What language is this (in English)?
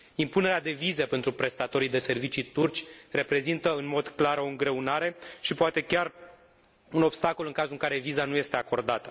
Romanian